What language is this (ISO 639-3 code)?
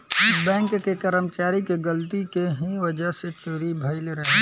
bho